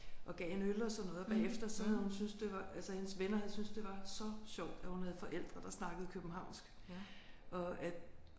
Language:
Danish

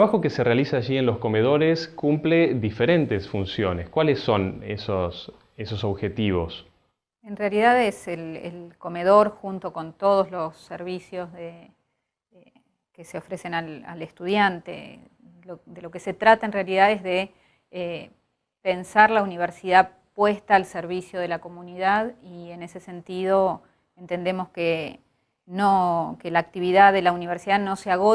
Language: Spanish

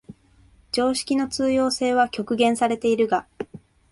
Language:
Japanese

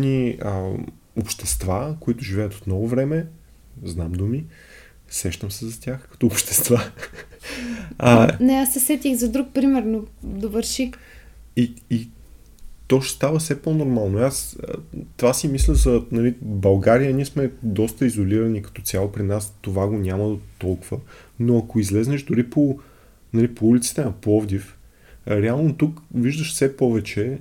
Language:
Bulgarian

